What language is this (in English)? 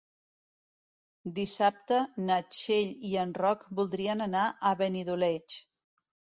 Catalan